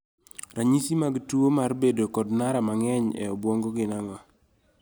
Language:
Luo (Kenya and Tanzania)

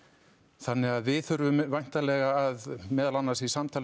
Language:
Icelandic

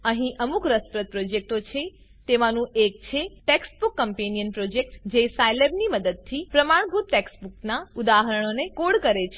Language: Gujarati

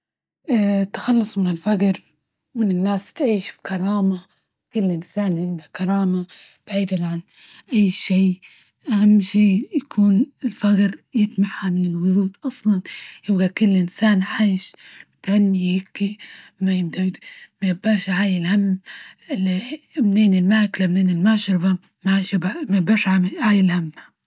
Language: Libyan Arabic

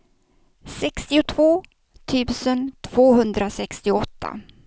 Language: Swedish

